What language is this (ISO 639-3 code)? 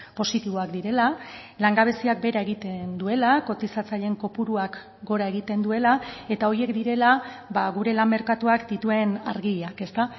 eus